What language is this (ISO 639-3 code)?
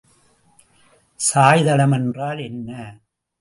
tam